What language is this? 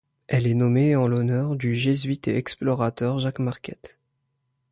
French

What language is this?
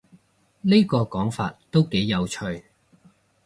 Cantonese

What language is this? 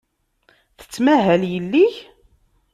Kabyle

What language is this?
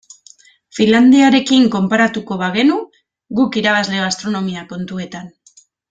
Basque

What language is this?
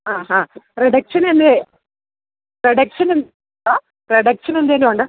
Malayalam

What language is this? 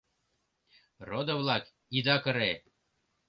Mari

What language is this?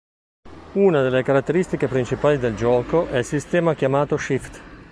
Italian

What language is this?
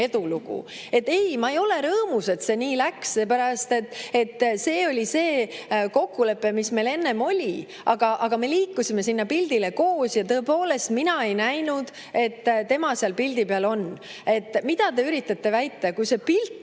Estonian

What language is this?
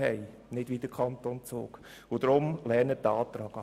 Swiss German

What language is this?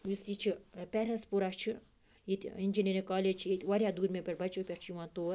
Kashmiri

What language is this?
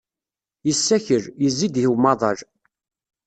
Kabyle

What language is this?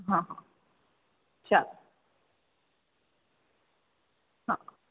Gujarati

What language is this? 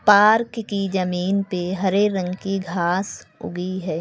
Hindi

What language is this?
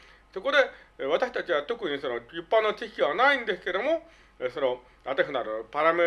Japanese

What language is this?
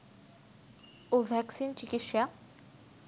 Bangla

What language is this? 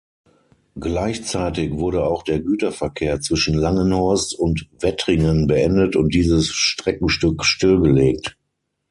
German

